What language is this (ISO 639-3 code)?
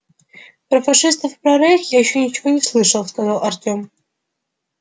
rus